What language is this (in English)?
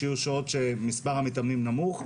Hebrew